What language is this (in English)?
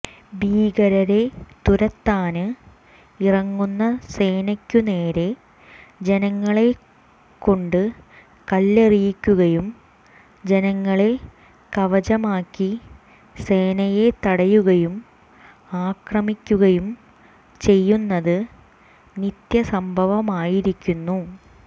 Malayalam